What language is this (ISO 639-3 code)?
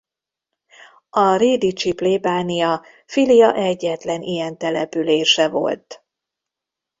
hun